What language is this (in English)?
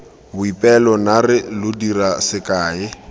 Tswana